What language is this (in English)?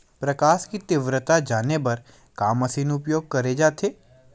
Chhattisgarhi